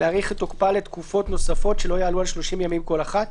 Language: Hebrew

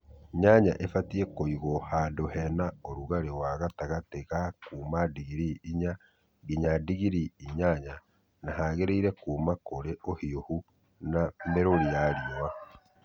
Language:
Kikuyu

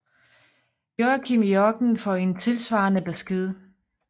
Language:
Danish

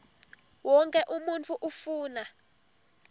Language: Swati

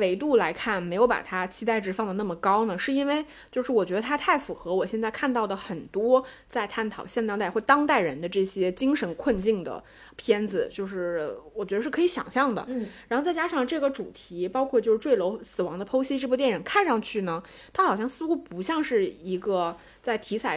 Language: Chinese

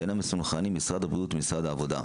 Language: Hebrew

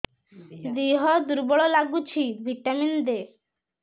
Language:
Odia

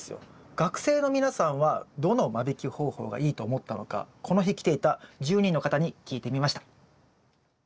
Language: Japanese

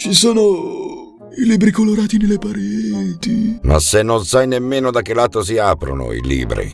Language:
Italian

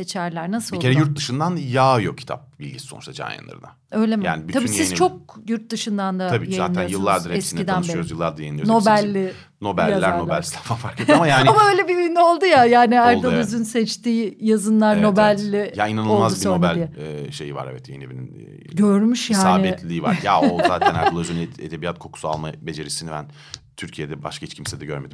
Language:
Turkish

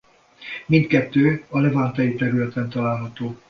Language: Hungarian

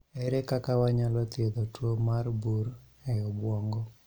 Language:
Luo (Kenya and Tanzania)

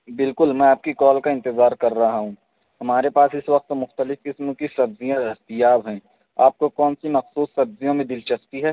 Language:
Urdu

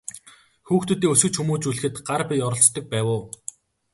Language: Mongolian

